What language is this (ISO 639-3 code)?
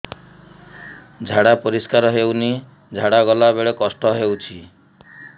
ori